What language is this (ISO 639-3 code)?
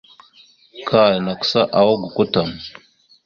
mxu